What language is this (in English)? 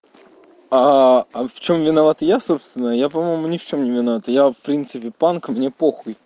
Russian